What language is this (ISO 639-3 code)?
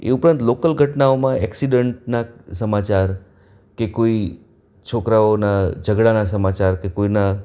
guj